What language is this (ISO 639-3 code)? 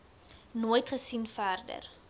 afr